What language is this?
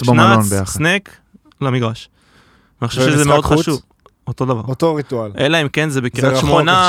Hebrew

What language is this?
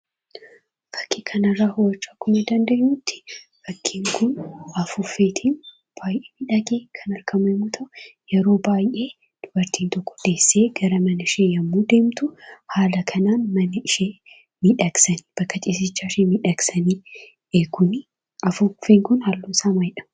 Oromo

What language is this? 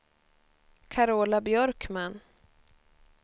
Swedish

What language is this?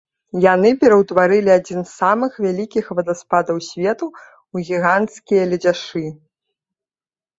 Belarusian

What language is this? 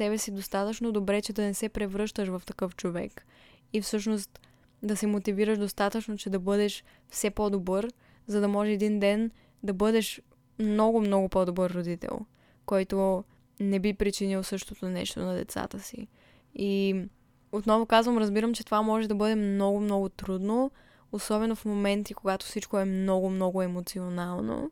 Bulgarian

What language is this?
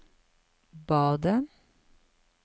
Norwegian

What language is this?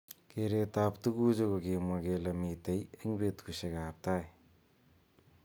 Kalenjin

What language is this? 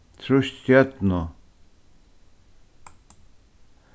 Faroese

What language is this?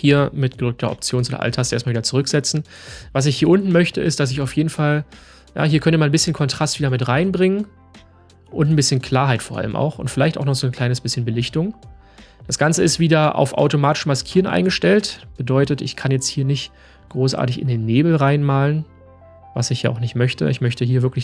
German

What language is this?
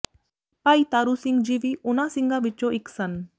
Punjabi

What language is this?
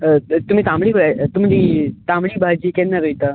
Konkani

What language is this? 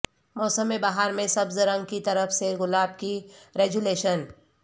Urdu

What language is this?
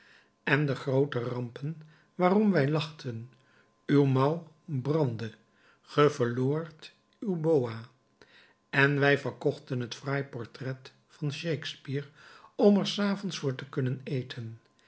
Dutch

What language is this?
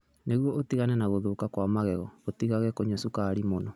Kikuyu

